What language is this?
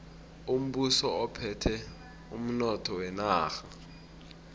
South Ndebele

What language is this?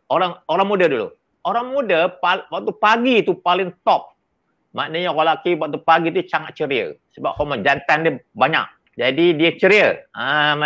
Malay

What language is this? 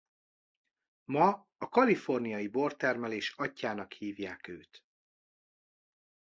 Hungarian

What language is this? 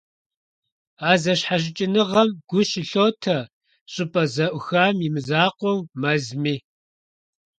Kabardian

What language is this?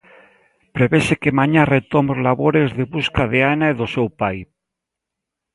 Galician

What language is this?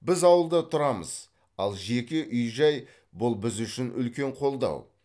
Kazakh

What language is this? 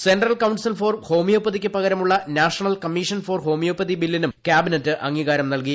Malayalam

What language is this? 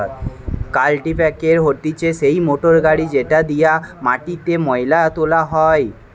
Bangla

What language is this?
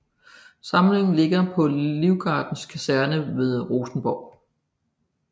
Danish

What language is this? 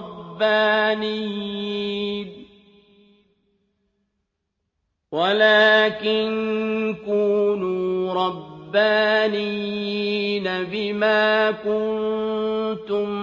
Arabic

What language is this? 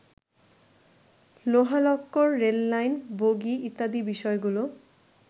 Bangla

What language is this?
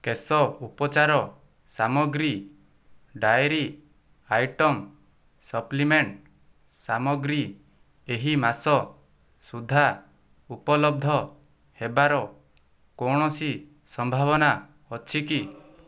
Odia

